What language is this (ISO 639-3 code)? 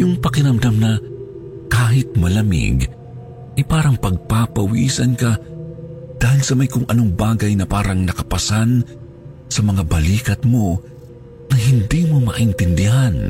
fil